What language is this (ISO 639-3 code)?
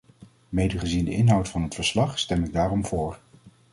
nld